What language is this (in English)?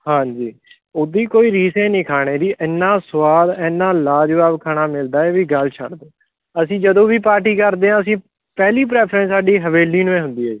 Punjabi